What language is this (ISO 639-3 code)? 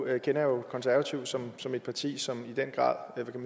dan